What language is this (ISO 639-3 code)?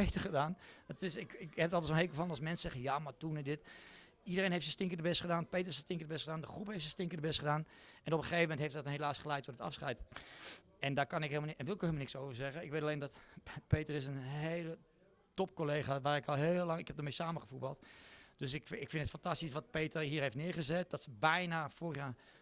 nld